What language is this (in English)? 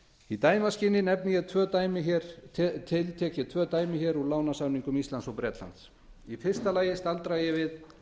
Icelandic